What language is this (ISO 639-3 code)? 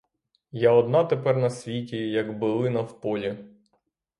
ukr